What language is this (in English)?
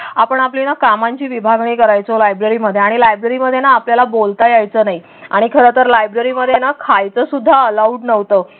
Marathi